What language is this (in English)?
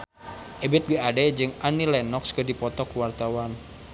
Sundanese